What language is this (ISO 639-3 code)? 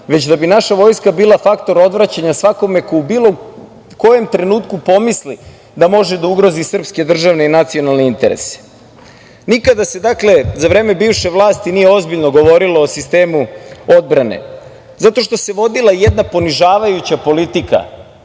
srp